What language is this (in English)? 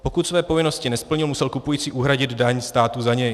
Czech